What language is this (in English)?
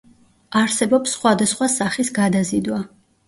Georgian